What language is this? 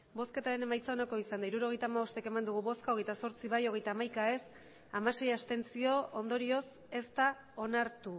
Basque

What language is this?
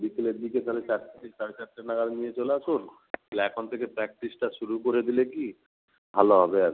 Bangla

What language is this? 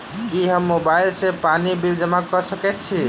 Maithili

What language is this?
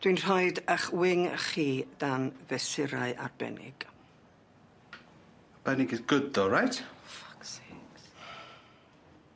Welsh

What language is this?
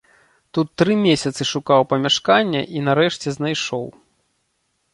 Belarusian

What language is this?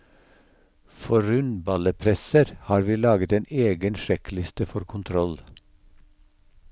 Norwegian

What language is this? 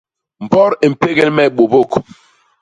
Basaa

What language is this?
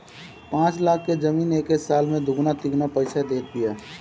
Bhojpuri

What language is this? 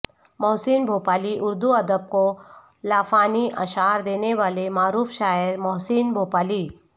Urdu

